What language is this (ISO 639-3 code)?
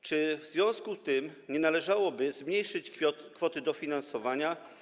pol